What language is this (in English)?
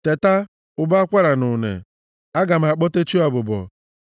Igbo